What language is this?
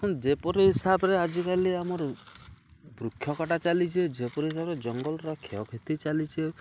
Odia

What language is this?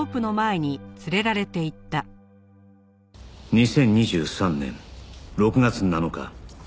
Japanese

